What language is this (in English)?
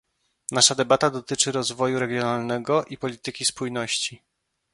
Polish